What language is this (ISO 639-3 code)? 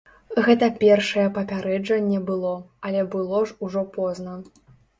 bel